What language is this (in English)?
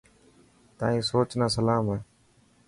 Dhatki